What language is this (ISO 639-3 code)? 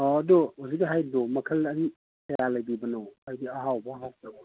mni